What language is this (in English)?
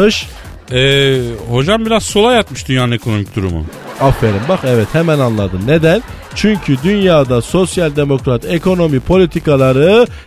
Turkish